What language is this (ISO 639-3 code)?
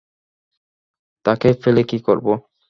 ben